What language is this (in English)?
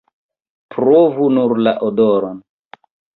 Esperanto